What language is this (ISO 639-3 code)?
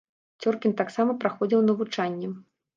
bel